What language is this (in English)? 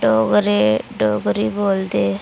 Dogri